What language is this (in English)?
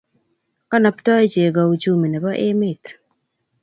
Kalenjin